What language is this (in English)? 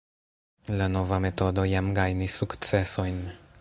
Esperanto